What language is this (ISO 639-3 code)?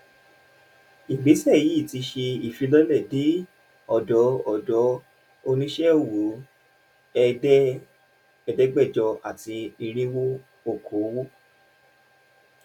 yor